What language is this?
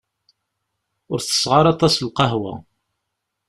Kabyle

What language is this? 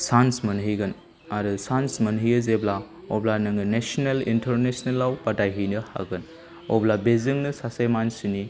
Bodo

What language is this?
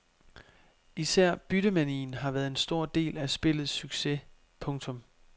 Danish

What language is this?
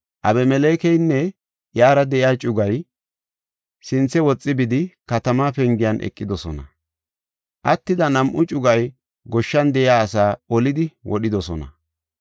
Gofa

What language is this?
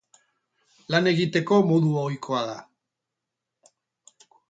Basque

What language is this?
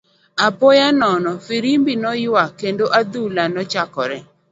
Luo (Kenya and Tanzania)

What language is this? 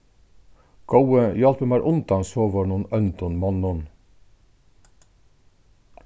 Faroese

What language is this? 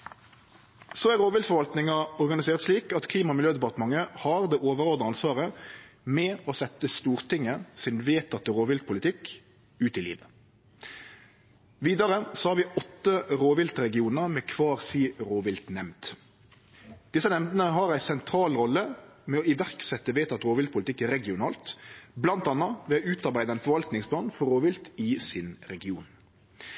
Norwegian Nynorsk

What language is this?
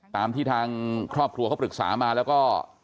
Thai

